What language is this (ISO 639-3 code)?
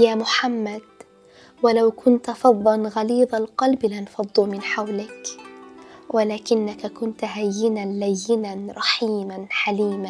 ara